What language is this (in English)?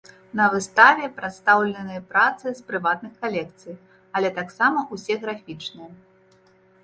Belarusian